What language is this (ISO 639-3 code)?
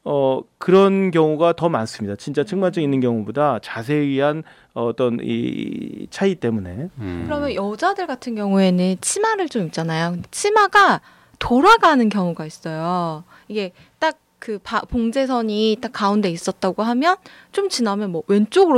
kor